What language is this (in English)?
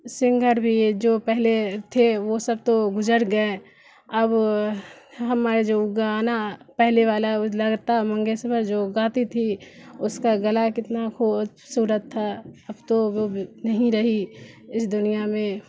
Urdu